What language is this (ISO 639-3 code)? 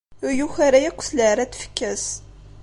kab